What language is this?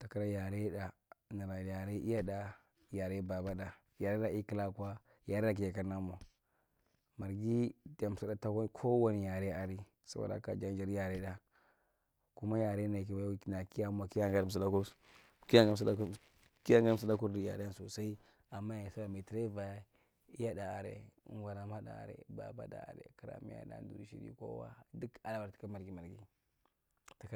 Marghi Central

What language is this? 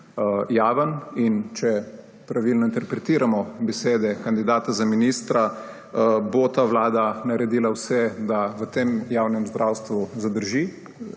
Slovenian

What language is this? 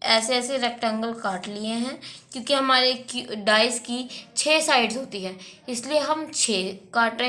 Hindi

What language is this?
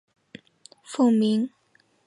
Chinese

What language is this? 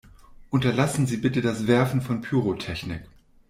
German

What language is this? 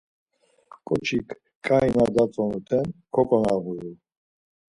Laz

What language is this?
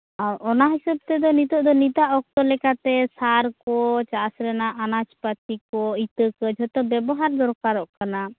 Santali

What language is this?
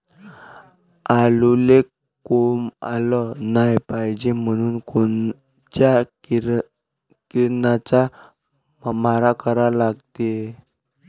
Marathi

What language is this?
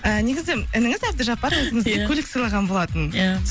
Kazakh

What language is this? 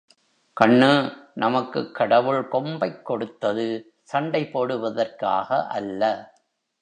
Tamil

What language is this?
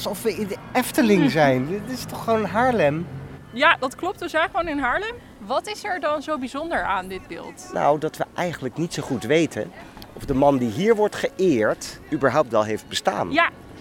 Dutch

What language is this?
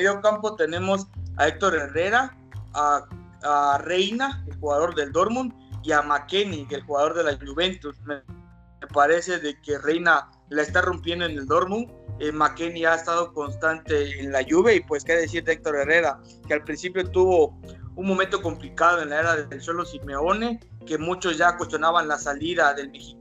Spanish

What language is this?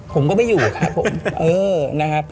Thai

